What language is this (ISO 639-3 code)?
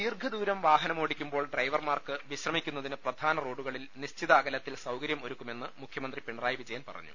mal